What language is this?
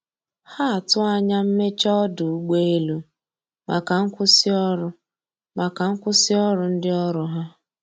Igbo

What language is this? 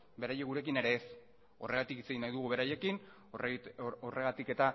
Basque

